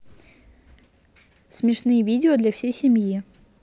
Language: Russian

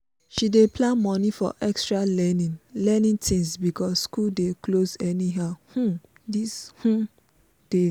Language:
Nigerian Pidgin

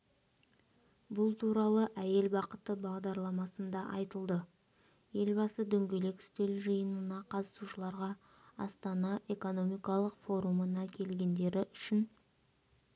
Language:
Kazakh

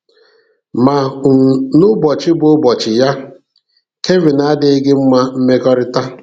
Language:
Igbo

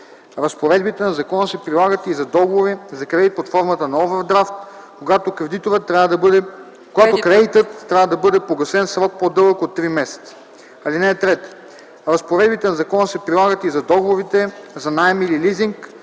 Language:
Bulgarian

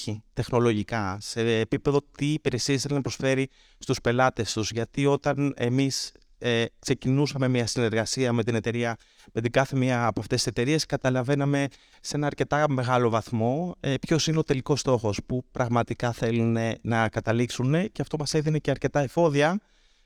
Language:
Greek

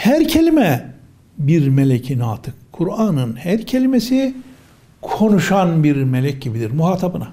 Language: Turkish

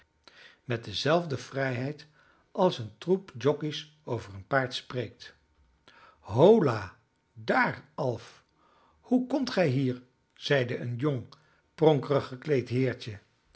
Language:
Dutch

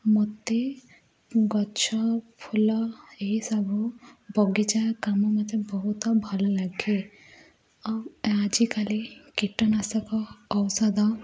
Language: Odia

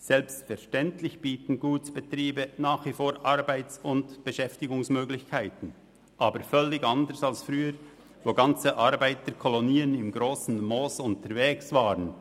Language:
Swiss German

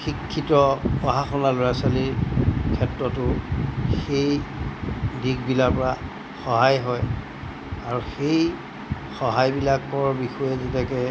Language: Assamese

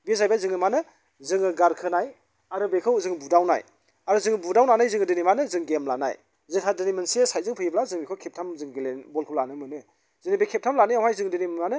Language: Bodo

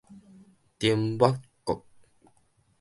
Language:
Min Nan Chinese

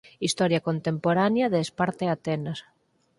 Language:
Galician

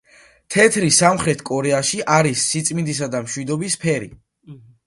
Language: Georgian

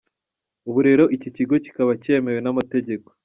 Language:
Kinyarwanda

